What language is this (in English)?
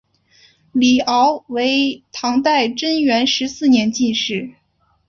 Chinese